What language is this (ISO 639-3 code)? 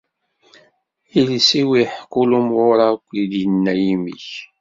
kab